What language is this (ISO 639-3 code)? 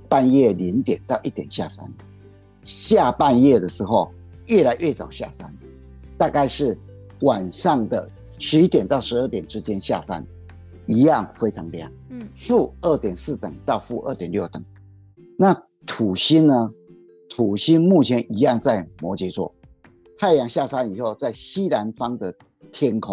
zho